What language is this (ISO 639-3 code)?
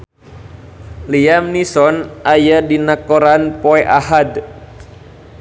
sun